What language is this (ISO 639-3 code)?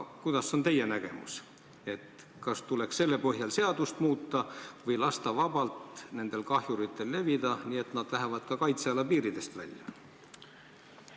est